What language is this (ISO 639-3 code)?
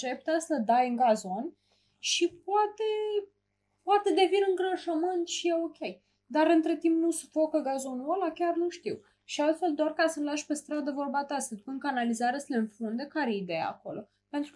ron